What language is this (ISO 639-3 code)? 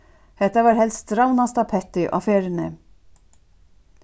fao